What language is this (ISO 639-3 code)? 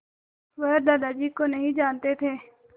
hin